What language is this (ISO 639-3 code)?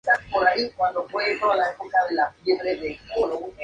spa